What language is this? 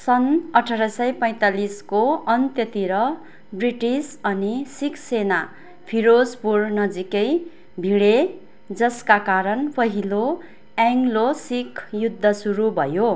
Nepali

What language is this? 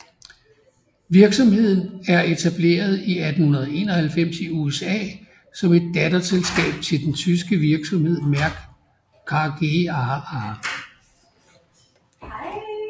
Danish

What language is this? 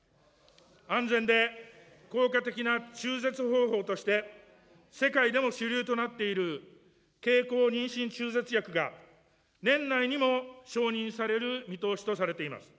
Japanese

